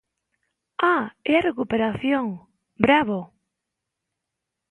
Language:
Galician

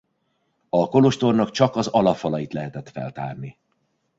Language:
Hungarian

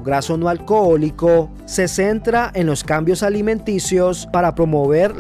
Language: Spanish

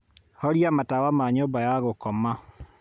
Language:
Kikuyu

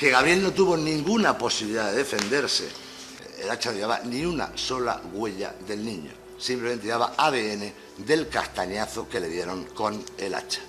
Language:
Spanish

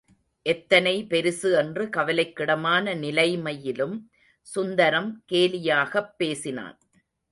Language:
Tamil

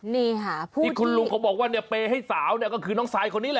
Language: Thai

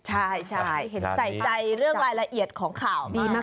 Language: Thai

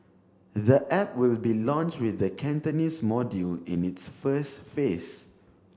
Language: English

